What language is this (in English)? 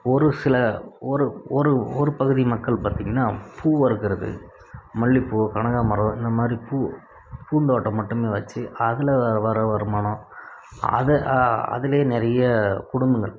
Tamil